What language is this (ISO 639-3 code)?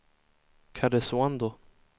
swe